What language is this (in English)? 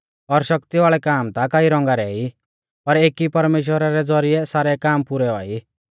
Mahasu Pahari